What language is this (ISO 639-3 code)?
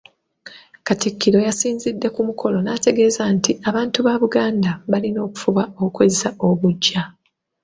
lug